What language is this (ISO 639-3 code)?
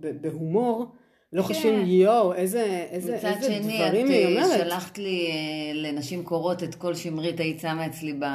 heb